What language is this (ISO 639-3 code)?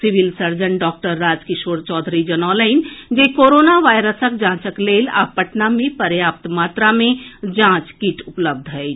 mai